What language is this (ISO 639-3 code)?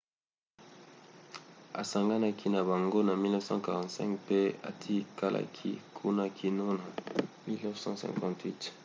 lin